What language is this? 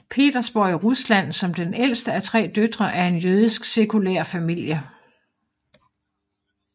Danish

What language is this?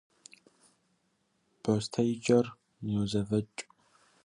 Kabardian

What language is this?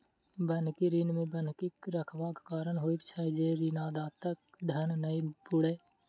Maithili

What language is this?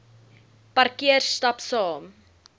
Afrikaans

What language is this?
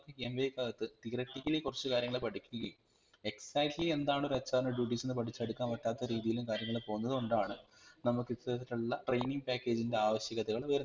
Malayalam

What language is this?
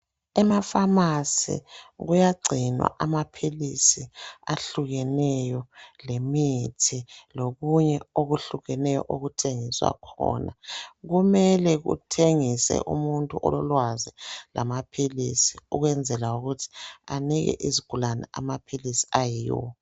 North Ndebele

